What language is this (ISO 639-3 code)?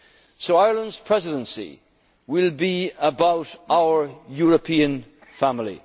eng